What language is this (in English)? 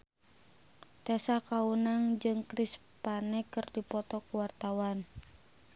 Sundanese